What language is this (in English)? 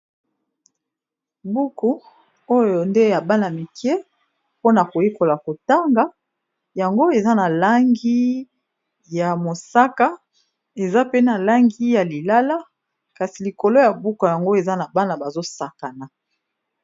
Lingala